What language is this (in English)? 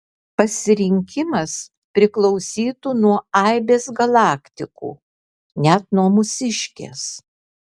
Lithuanian